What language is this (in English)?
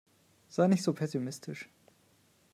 German